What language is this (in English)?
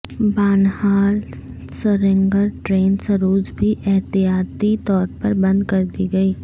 Urdu